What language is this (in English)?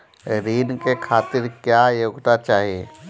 Bhojpuri